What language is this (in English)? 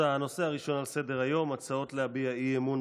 Hebrew